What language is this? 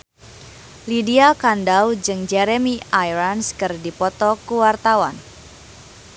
Sundanese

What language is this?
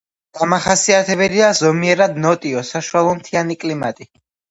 Georgian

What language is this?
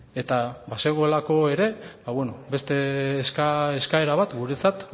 Basque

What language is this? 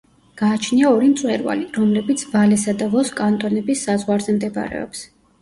Georgian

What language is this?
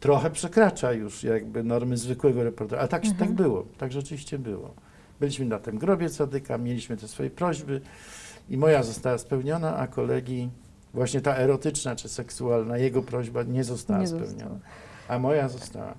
Polish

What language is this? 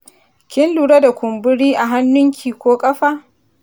Hausa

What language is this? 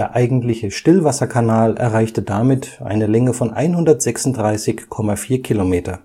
German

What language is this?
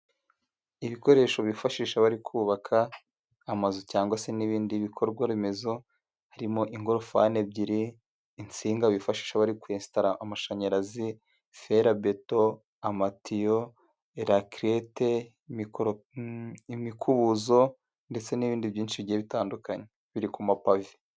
Kinyarwanda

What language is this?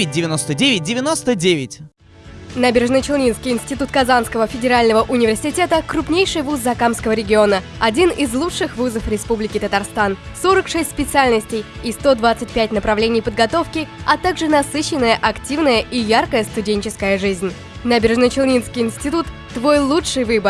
Russian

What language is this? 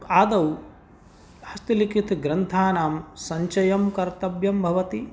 Sanskrit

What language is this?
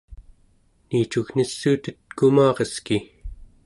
Central Yupik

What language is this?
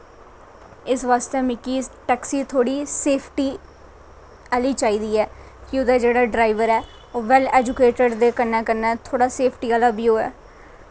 Dogri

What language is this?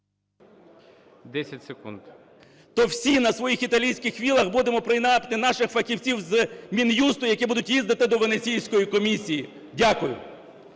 Ukrainian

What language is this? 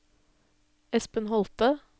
Norwegian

